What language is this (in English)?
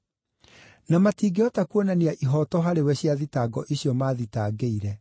Kikuyu